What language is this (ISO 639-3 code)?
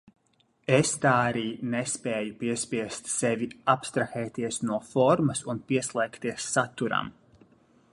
lav